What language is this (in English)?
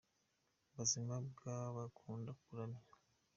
Kinyarwanda